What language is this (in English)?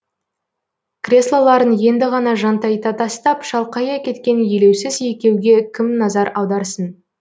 Kazakh